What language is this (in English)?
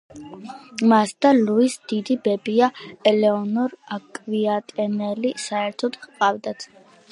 Georgian